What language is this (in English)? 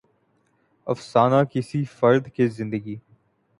Urdu